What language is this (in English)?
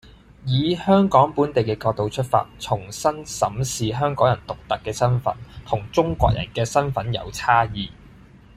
Cantonese